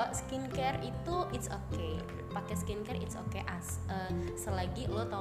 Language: Indonesian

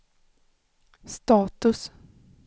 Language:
Swedish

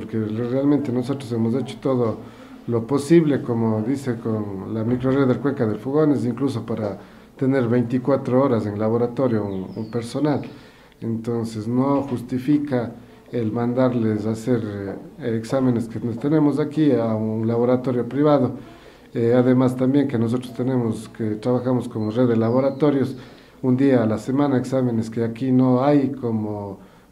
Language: Spanish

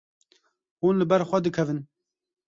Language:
Kurdish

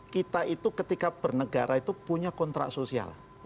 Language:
Indonesian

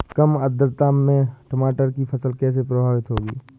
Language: Hindi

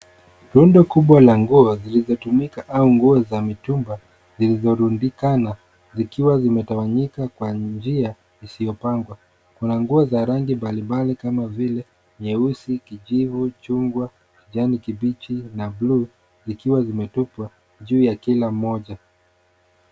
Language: Swahili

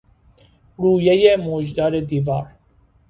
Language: Persian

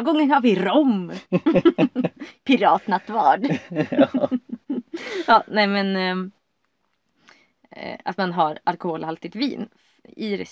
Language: Swedish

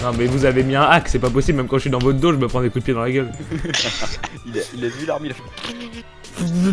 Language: French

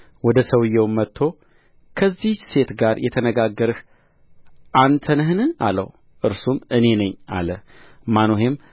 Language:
Amharic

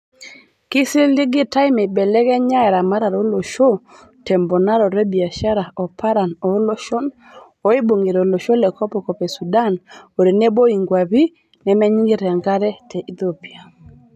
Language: Masai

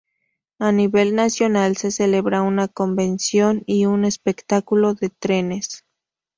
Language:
Spanish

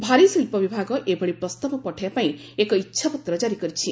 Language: Odia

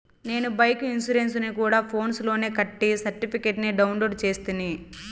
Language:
Telugu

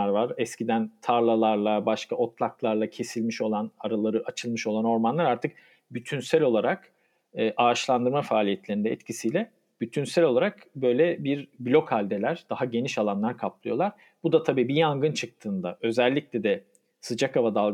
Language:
Turkish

